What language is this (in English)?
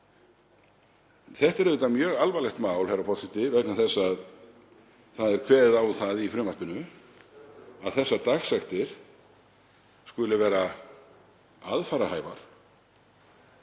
Icelandic